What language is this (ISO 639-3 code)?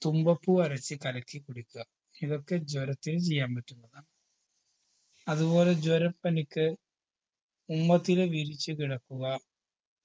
mal